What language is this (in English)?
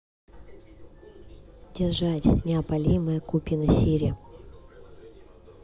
Russian